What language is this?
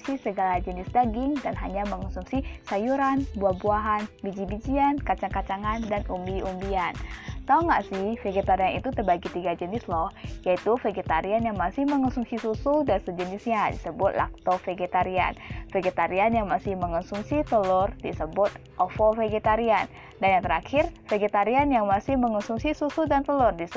Indonesian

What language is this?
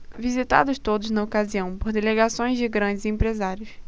Portuguese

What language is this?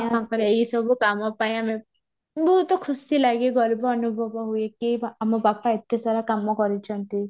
Odia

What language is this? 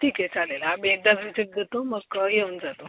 Marathi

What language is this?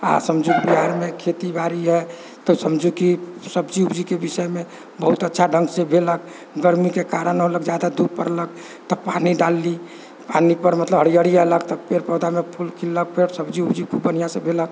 Maithili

